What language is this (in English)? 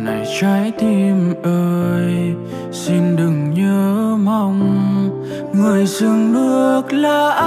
Vietnamese